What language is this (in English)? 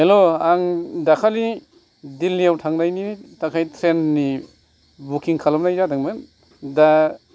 Bodo